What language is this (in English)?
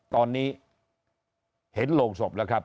Thai